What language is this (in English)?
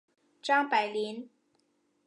Chinese